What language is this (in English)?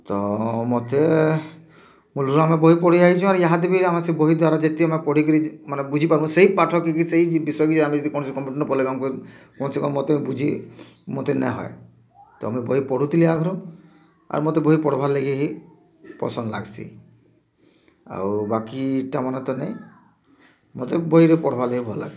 Odia